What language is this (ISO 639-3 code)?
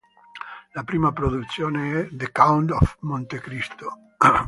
ita